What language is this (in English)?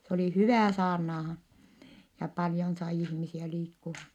Finnish